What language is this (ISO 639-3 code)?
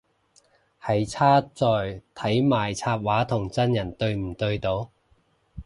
yue